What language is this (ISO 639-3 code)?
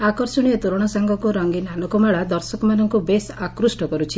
ori